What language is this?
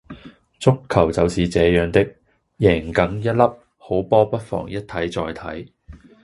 Cantonese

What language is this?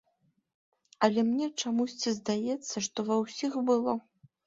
Belarusian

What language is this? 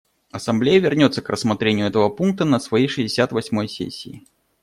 Russian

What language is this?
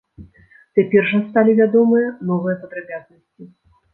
Belarusian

